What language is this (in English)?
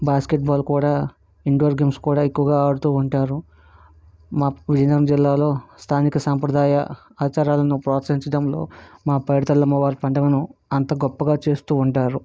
Telugu